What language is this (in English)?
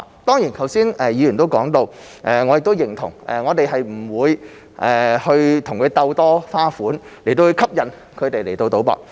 Cantonese